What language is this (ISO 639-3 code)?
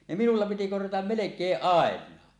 fin